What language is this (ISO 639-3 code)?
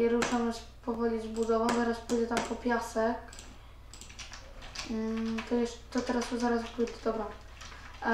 pol